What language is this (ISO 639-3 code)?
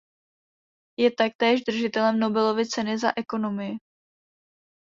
ces